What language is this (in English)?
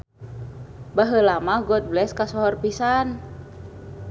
Sundanese